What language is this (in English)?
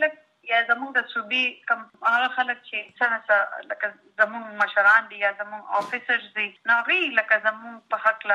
Urdu